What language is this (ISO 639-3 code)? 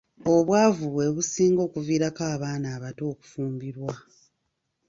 lug